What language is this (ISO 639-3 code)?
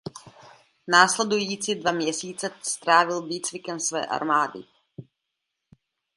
ces